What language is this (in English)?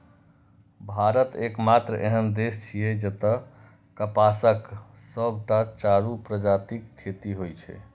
Maithili